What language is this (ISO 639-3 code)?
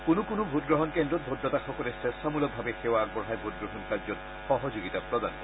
asm